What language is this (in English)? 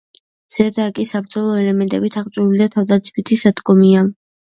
Georgian